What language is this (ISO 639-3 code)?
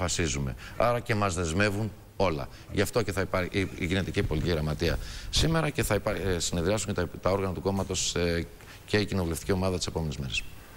ell